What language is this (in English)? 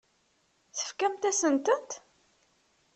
Kabyle